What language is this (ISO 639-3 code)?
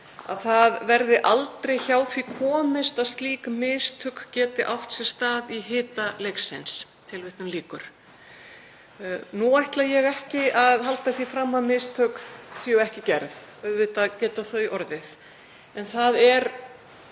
isl